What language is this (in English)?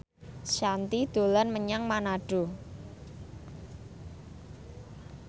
Javanese